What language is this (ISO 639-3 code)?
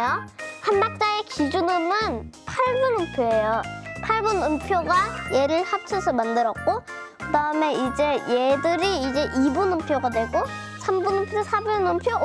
kor